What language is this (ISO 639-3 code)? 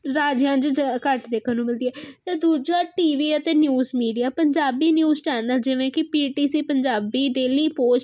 pan